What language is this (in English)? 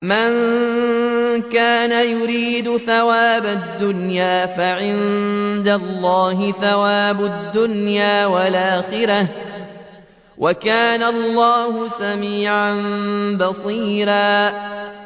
Arabic